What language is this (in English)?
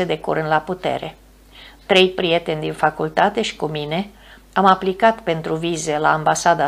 Romanian